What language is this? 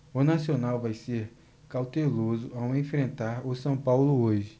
Portuguese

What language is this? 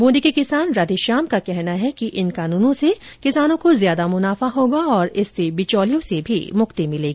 Hindi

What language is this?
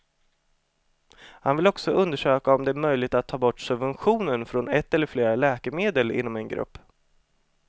Swedish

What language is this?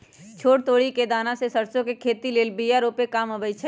Magahi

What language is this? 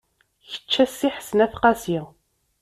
Kabyle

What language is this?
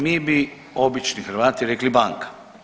Croatian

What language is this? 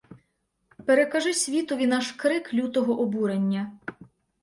Ukrainian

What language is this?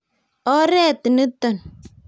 Kalenjin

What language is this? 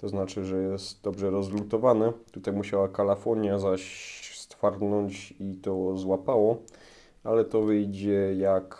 Polish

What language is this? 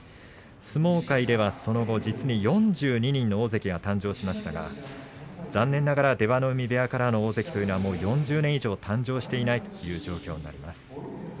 Japanese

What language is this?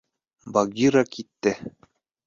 Bashkir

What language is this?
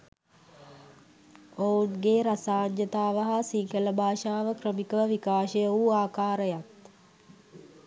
Sinhala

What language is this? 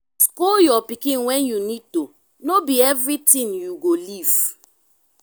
Nigerian Pidgin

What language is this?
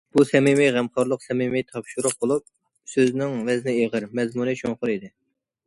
Uyghur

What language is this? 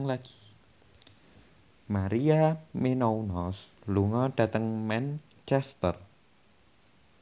Javanese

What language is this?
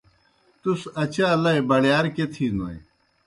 Kohistani Shina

